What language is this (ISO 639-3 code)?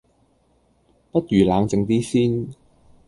yue